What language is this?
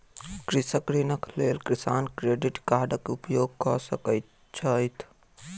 Maithili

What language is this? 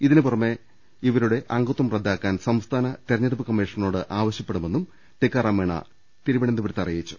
Malayalam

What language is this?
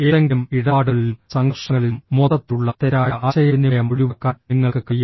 Malayalam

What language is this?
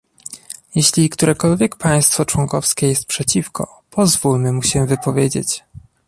Polish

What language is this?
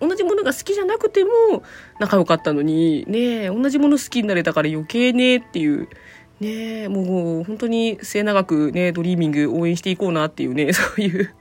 Japanese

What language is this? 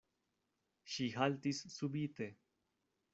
Esperanto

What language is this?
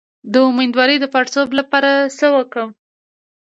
Pashto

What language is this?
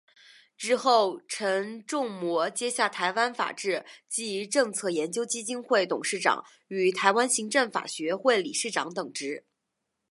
Chinese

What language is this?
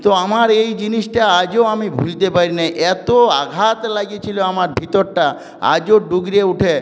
Bangla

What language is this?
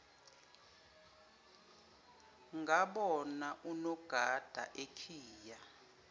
Zulu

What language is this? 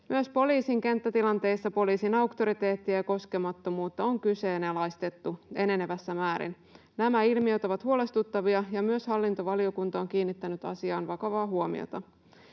Finnish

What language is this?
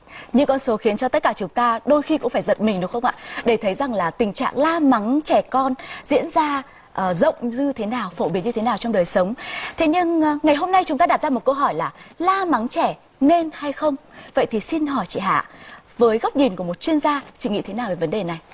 Vietnamese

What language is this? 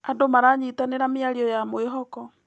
Kikuyu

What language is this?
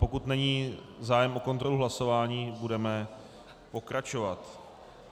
Czech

